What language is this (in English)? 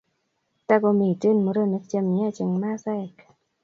Kalenjin